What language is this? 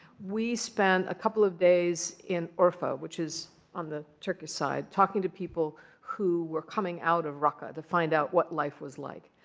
English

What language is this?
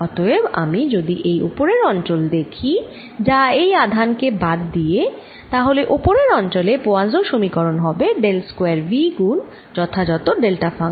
Bangla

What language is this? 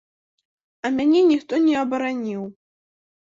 Belarusian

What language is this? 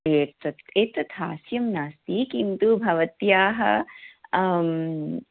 Sanskrit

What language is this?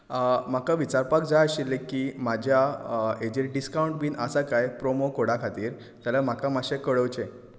Konkani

